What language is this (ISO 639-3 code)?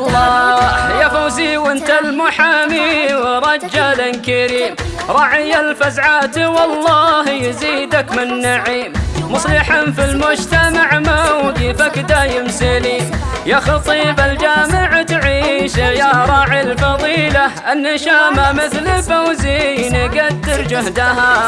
ara